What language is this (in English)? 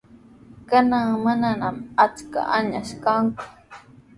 Sihuas Ancash Quechua